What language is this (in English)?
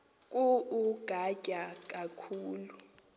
Xhosa